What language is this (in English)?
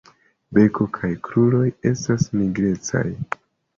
Esperanto